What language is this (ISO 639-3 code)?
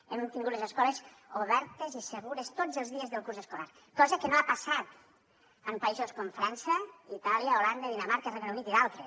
cat